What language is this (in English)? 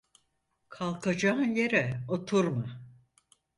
Turkish